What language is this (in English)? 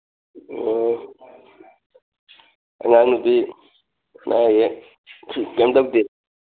Manipuri